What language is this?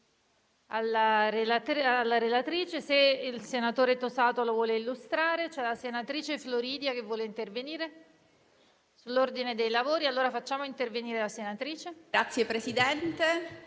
Italian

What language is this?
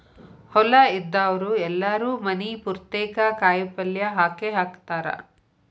Kannada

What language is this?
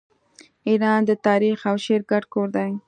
Pashto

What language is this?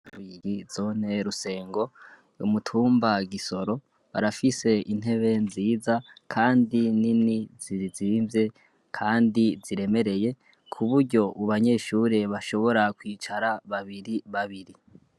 Rundi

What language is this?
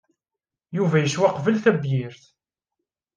Kabyle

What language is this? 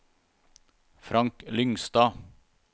Norwegian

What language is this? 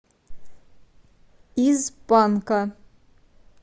Russian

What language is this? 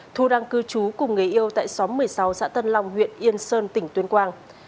Vietnamese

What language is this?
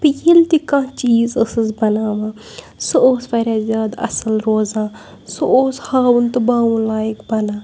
Kashmiri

